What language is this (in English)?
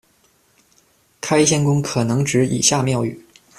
Chinese